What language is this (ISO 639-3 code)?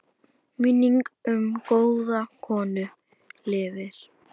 isl